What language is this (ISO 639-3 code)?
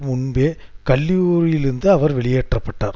tam